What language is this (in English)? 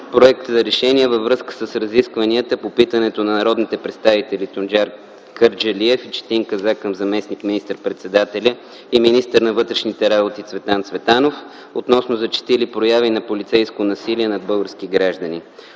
Bulgarian